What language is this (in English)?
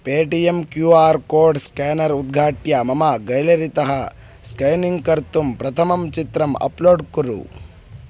Sanskrit